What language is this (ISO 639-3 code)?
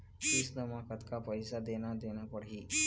hne